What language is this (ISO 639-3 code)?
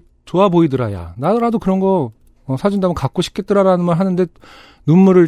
kor